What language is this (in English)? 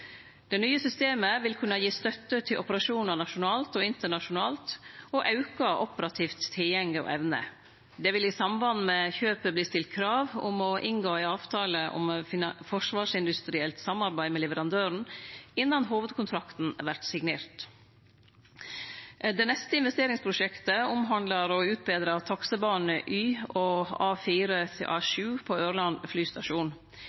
Norwegian Nynorsk